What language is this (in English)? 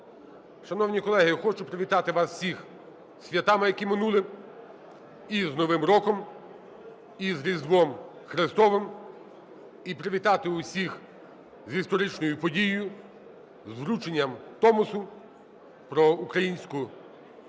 Ukrainian